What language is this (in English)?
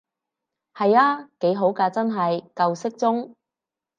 Cantonese